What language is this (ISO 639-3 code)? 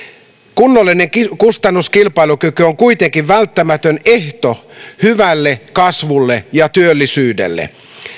fin